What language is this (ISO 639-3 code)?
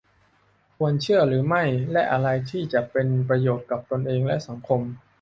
tha